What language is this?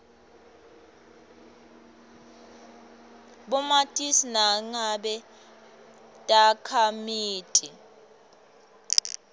Swati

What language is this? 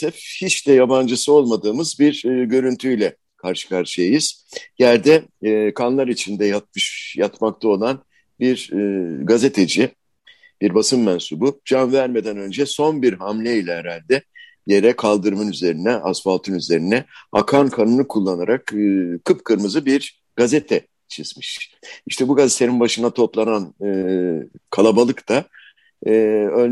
Turkish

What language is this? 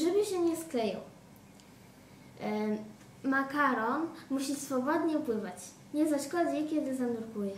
Polish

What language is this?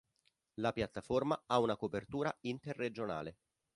Italian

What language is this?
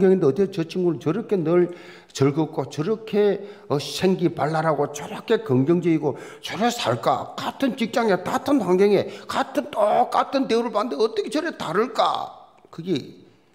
Korean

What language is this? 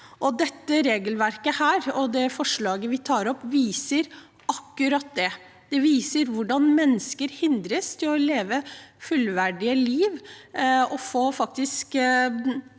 Norwegian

